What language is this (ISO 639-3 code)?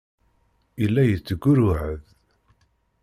kab